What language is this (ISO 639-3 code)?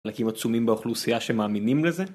heb